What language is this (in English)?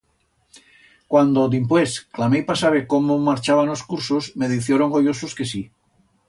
Aragonese